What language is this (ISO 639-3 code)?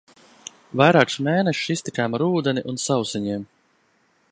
lav